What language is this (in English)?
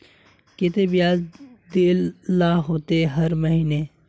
Magahi